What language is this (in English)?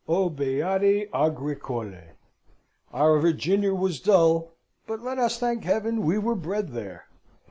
English